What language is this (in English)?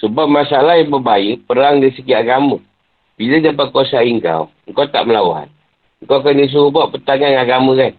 Malay